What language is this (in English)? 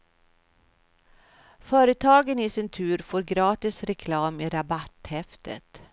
Swedish